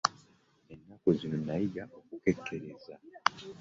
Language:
Ganda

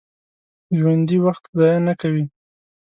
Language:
Pashto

